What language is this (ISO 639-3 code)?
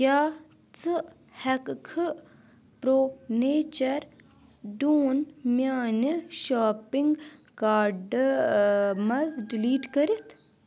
kas